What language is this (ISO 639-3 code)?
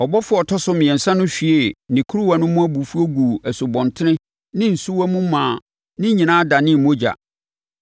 aka